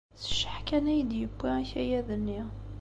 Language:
Kabyle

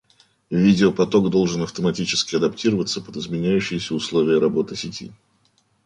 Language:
Russian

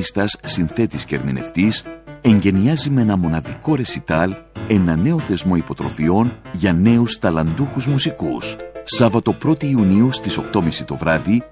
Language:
Greek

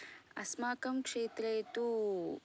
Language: Sanskrit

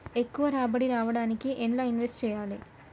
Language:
Telugu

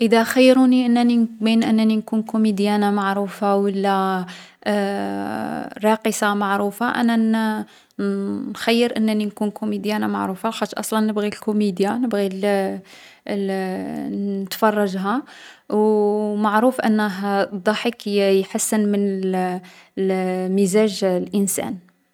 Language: Algerian Arabic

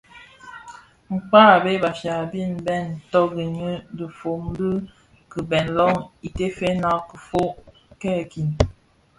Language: Bafia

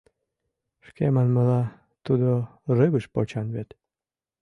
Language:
Mari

